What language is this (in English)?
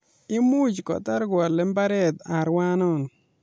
Kalenjin